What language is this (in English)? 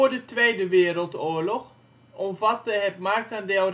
Dutch